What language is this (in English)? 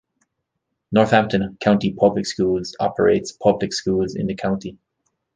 English